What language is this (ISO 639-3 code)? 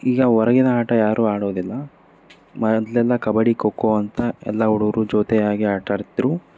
kan